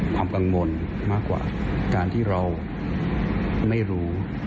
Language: Thai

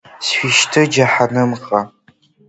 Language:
Abkhazian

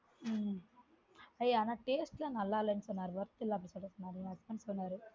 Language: Tamil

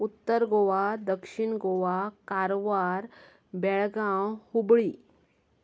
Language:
Konkani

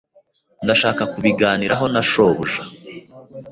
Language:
Kinyarwanda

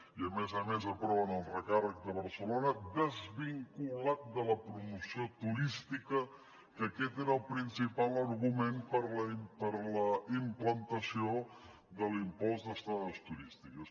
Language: Catalan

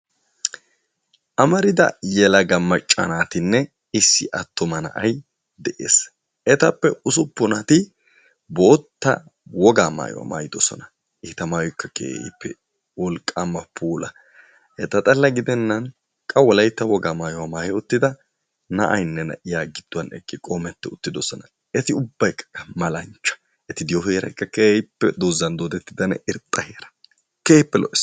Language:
Wolaytta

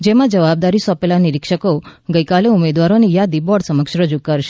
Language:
Gujarati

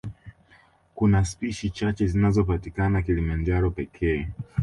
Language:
Swahili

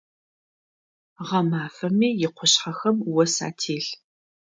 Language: Adyghe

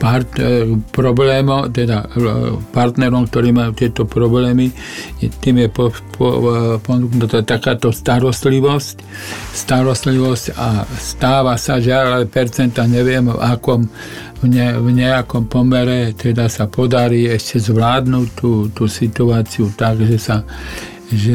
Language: Slovak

